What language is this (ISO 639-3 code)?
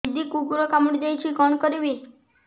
ori